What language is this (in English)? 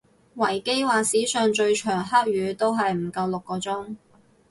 Cantonese